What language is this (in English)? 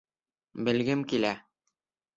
Bashkir